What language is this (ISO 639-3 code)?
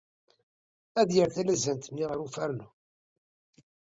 kab